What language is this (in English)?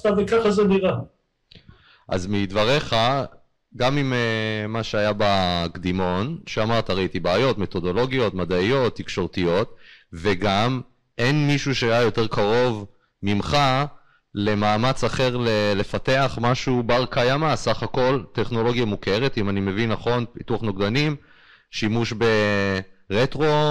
Hebrew